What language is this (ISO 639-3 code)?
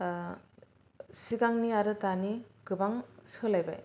brx